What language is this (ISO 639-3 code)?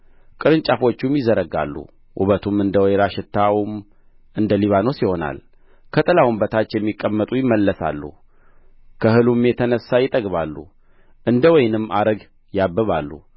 amh